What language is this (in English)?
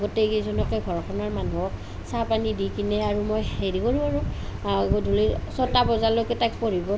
Assamese